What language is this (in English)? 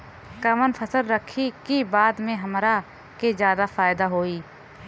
Bhojpuri